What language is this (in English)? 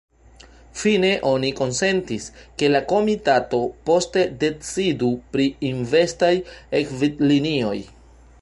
Esperanto